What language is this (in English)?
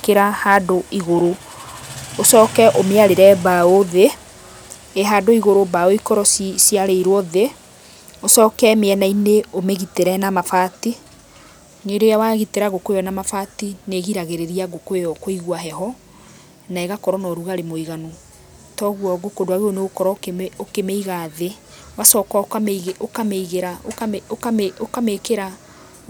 Kikuyu